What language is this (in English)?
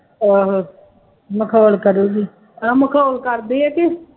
Punjabi